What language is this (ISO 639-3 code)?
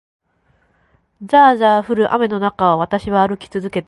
jpn